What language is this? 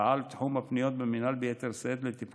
Hebrew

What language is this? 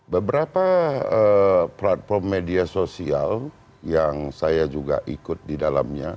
Indonesian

